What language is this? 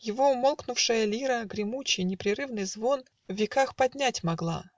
Russian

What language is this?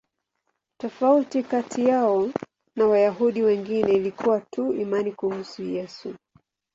Swahili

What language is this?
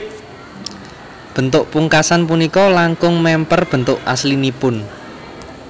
Javanese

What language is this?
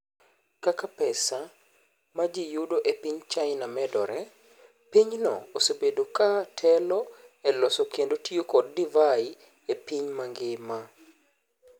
Luo (Kenya and Tanzania)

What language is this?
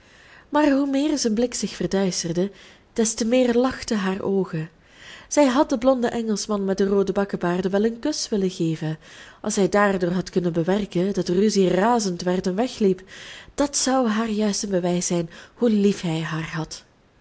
Dutch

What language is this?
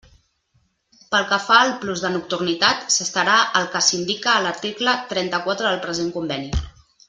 Catalan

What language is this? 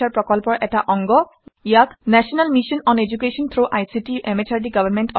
Assamese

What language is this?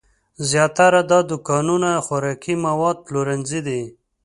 Pashto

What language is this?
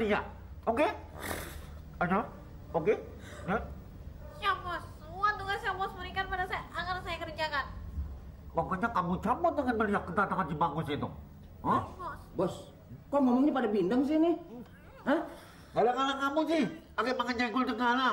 Indonesian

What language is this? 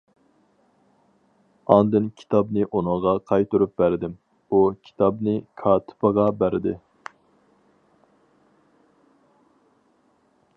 Uyghur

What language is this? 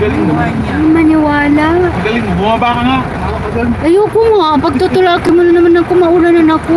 Filipino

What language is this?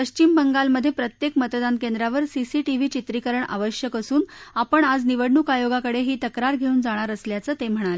Marathi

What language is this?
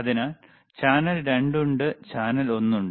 Malayalam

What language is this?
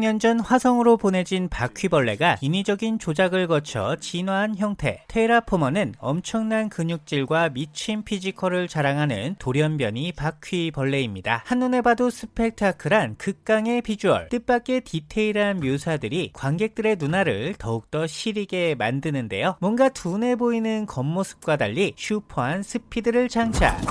Korean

